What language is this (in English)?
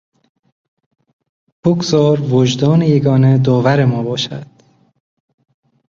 Persian